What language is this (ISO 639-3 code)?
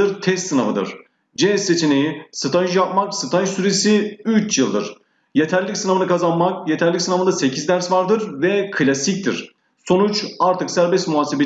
tur